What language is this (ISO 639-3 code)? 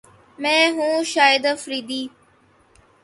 urd